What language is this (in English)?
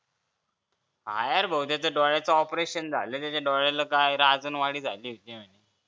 Marathi